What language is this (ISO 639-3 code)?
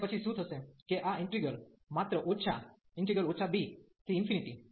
guj